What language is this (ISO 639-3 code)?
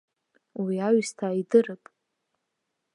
abk